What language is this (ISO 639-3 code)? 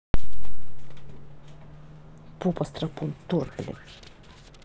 rus